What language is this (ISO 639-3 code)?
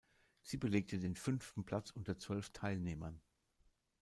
deu